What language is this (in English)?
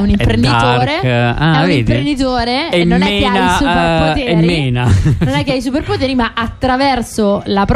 Italian